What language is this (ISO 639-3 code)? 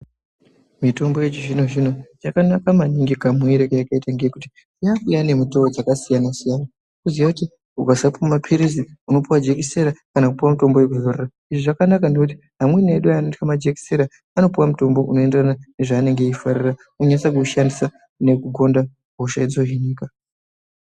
ndc